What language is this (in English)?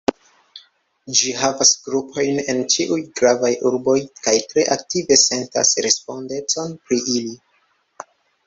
Esperanto